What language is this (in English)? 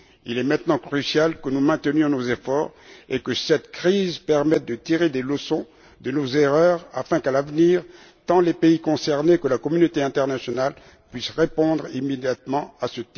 French